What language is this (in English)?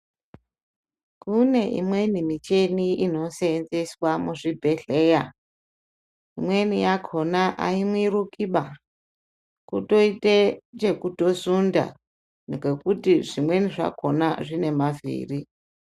Ndau